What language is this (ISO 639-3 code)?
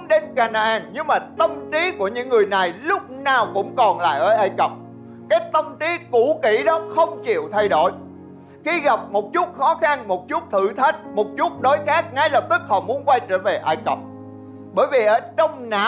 vie